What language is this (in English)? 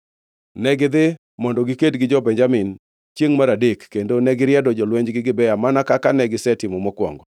Luo (Kenya and Tanzania)